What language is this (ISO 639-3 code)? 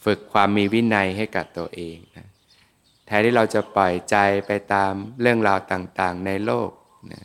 tha